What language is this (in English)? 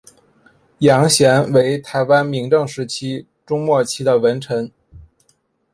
Chinese